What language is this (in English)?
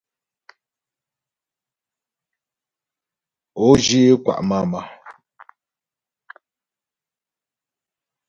Ghomala